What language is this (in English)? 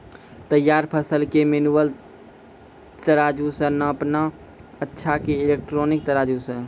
Maithili